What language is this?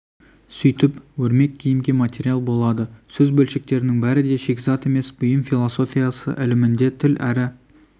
Kazakh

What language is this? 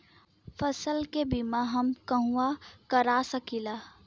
Bhojpuri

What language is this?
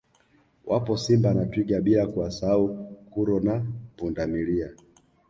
Swahili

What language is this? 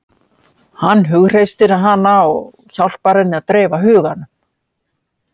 Icelandic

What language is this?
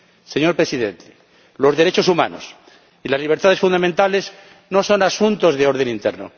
Spanish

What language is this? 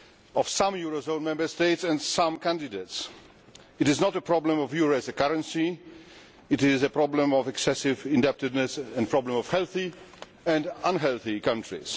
English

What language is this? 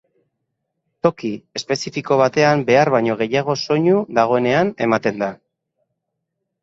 Basque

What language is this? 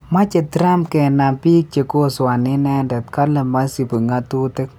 Kalenjin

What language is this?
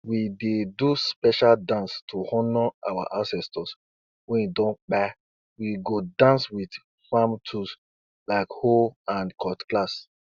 Nigerian Pidgin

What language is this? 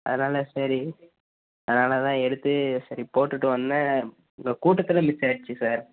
Tamil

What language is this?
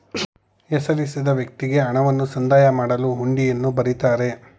Kannada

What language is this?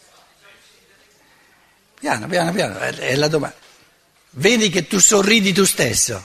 Italian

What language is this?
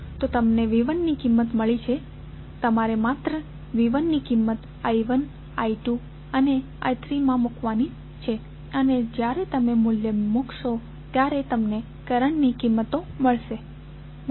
Gujarati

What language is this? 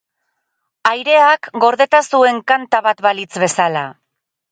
Basque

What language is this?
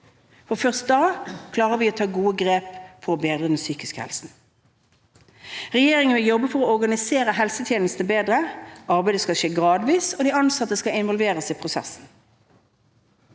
Norwegian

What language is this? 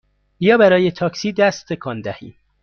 Persian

